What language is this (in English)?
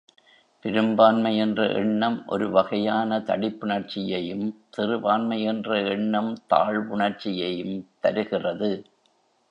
Tamil